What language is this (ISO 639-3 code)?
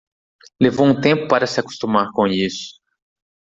por